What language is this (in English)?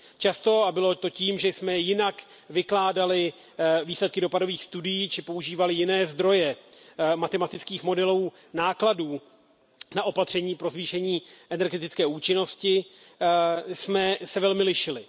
Czech